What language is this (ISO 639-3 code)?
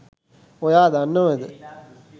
sin